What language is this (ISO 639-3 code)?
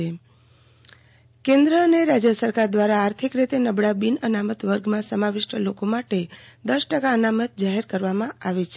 guj